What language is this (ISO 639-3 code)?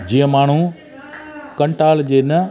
snd